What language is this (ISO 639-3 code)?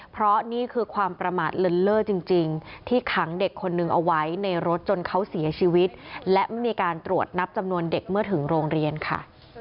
tha